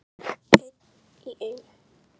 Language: Icelandic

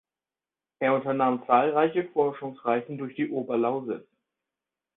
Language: German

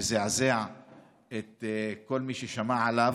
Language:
Hebrew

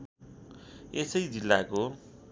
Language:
Nepali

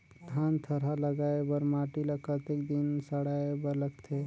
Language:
Chhattisgarhi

